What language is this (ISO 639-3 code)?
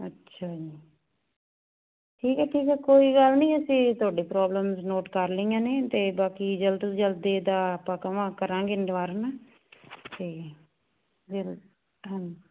pan